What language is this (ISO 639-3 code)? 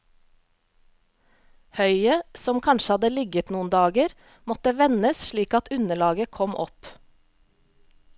nor